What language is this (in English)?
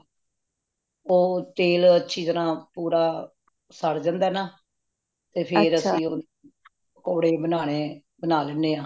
Punjabi